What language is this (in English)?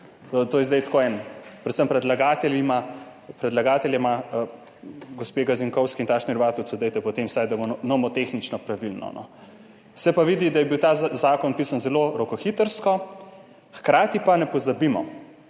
Slovenian